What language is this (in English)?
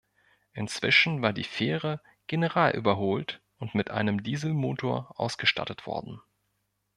German